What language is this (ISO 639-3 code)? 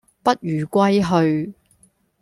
yue